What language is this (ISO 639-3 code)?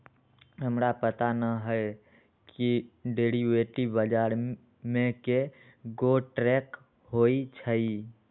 mag